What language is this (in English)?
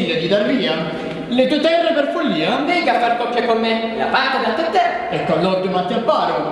Italian